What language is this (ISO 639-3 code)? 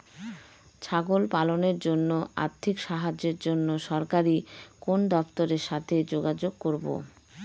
ben